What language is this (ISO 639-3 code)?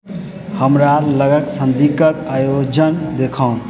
mai